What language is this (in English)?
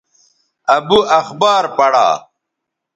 Bateri